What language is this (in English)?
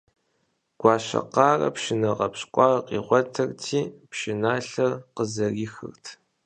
Kabardian